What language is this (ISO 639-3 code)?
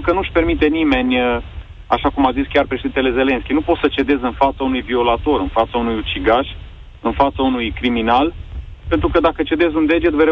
ron